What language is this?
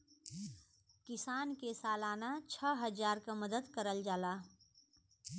Bhojpuri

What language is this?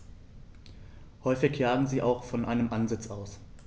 German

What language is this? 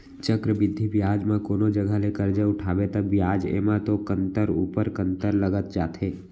Chhattisgarhi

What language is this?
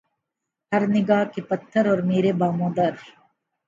Urdu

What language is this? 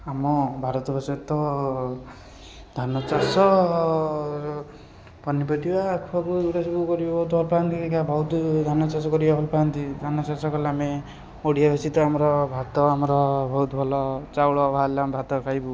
Odia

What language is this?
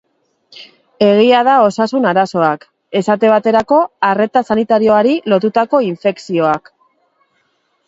Basque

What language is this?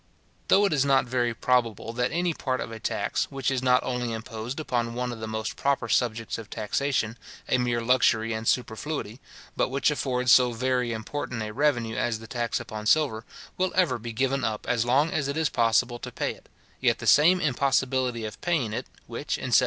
English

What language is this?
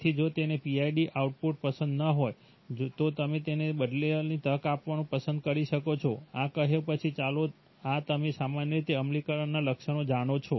Gujarati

